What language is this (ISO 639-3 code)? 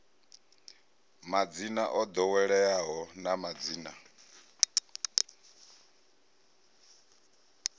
ven